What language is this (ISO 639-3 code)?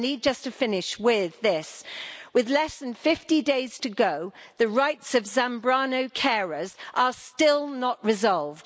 eng